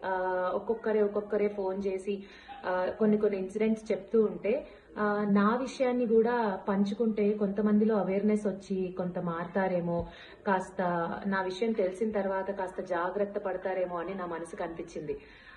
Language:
Telugu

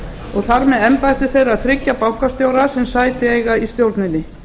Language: Icelandic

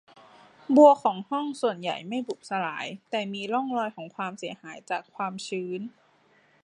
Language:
Thai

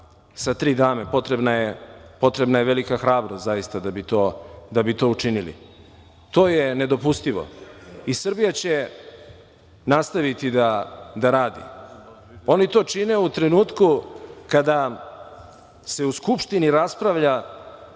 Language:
Serbian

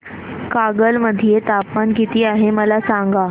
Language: Marathi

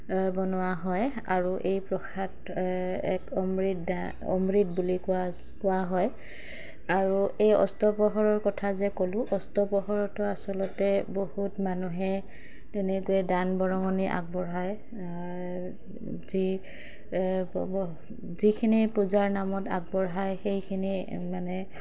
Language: Assamese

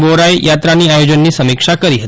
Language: Gujarati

